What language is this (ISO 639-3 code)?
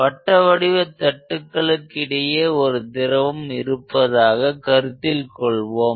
tam